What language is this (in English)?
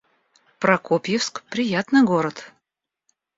Russian